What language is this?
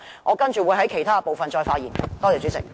Cantonese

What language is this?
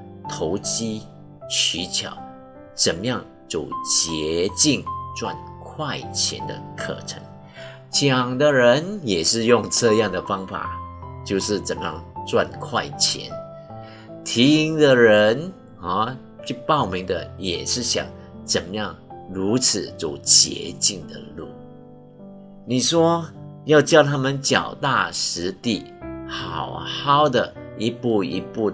Chinese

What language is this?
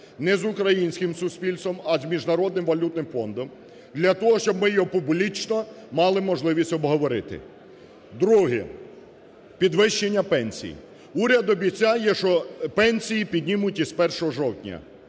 Ukrainian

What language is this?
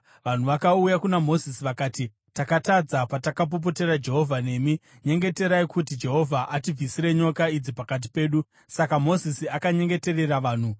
Shona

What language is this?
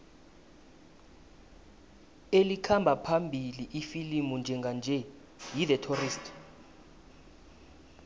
South Ndebele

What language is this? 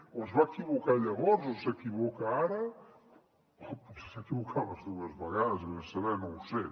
Catalan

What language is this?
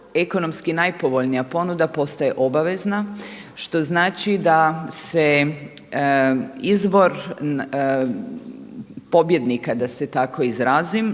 Croatian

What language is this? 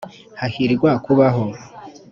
Kinyarwanda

